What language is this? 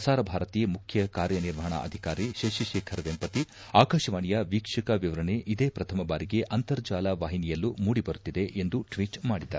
Kannada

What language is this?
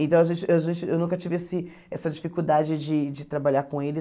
Portuguese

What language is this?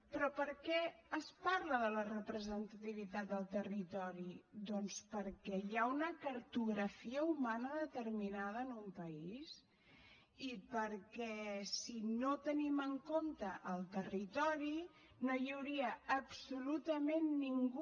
Catalan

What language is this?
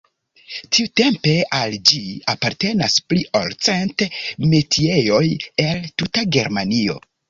Esperanto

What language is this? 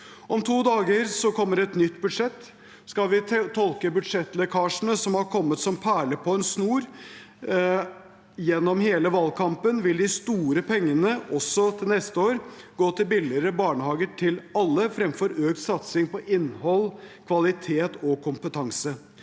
Norwegian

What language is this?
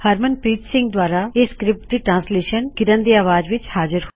Punjabi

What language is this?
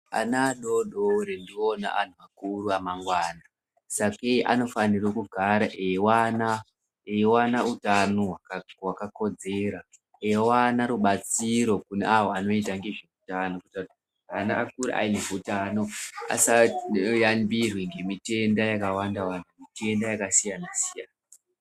Ndau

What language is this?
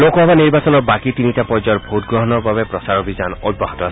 Assamese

